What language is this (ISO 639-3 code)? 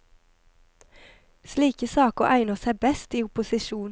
nor